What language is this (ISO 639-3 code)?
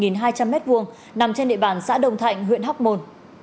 vie